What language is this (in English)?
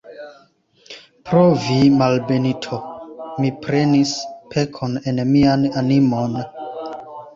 Esperanto